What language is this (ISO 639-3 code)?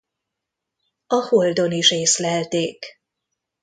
hun